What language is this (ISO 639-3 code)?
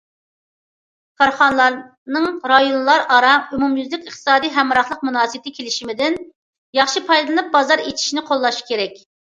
uig